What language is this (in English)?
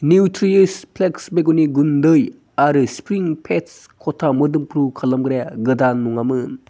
Bodo